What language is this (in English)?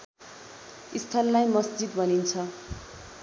Nepali